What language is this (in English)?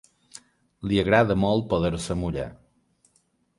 Catalan